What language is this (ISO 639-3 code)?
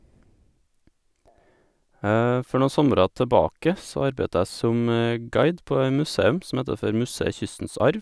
nor